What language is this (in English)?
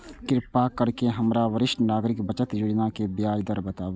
Maithili